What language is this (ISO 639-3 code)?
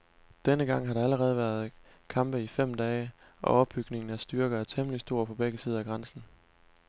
dan